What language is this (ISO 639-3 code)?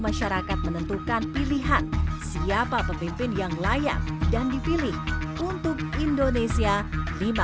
ind